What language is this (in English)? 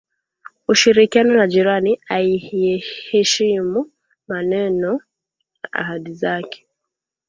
Swahili